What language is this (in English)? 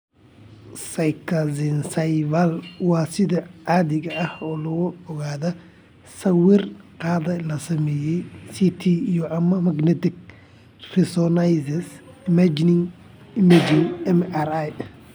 Somali